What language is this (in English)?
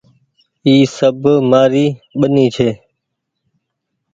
Goaria